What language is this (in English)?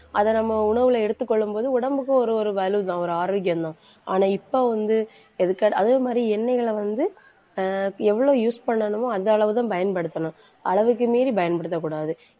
Tamil